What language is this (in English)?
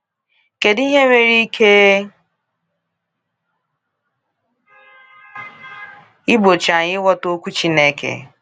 Igbo